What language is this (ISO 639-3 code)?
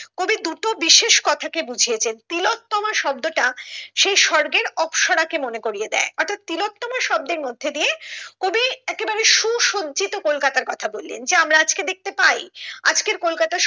ben